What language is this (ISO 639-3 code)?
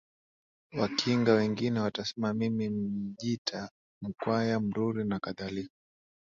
swa